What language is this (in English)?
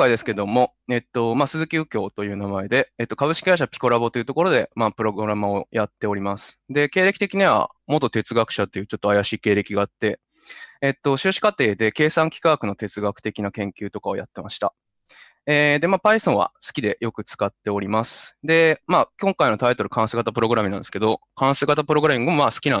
Japanese